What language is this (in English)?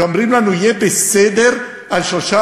Hebrew